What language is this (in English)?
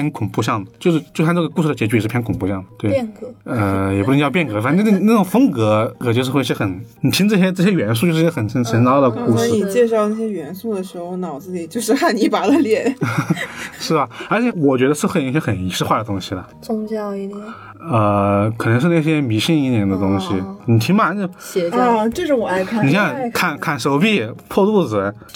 Chinese